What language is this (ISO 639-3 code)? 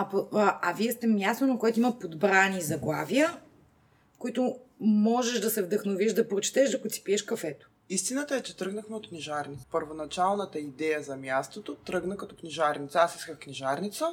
bul